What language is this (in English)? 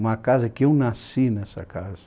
Portuguese